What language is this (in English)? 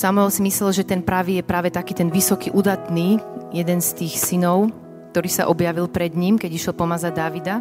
Slovak